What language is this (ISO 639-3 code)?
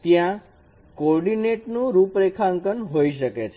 guj